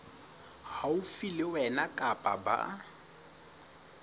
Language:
Southern Sotho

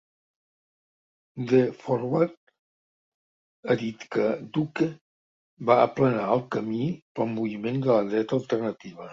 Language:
Catalan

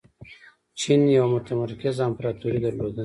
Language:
Pashto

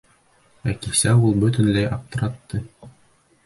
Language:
Bashkir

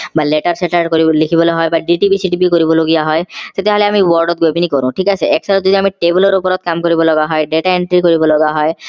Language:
Assamese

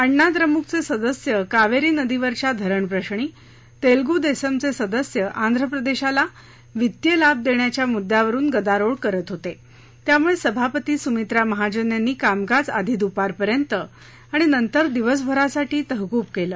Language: Marathi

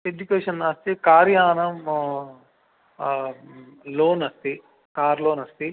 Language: Sanskrit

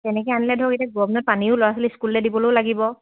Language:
Assamese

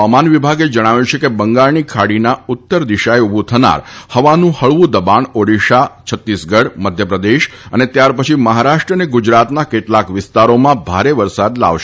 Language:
Gujarati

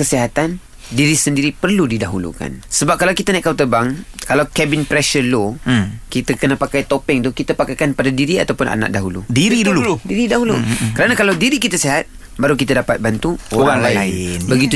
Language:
Malay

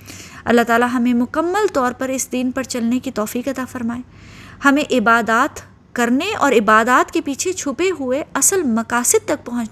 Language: Urdu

